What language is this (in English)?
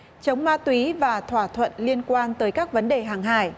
Vietnamese